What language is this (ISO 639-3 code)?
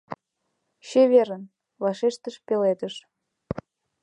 chm